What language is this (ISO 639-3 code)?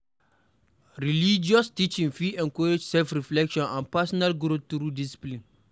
pcm